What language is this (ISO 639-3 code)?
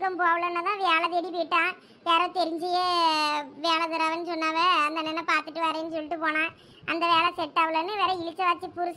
tam